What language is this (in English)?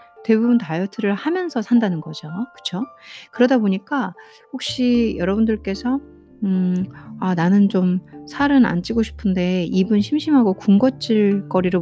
Korean